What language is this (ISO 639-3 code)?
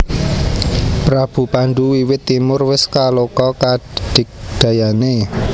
jav